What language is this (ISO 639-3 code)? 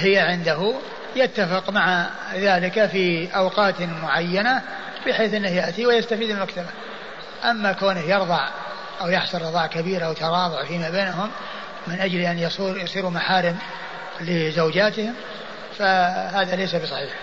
ara